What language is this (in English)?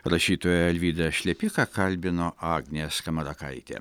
Lithuanian